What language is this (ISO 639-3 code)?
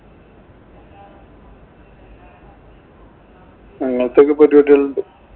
mal